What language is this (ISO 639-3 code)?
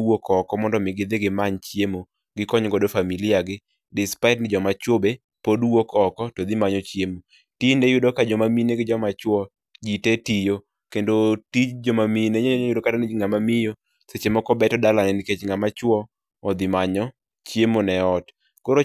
luo